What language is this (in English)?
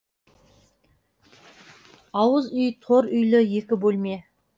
Kazakh